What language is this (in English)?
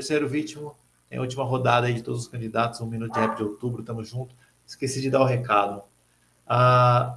Portuguese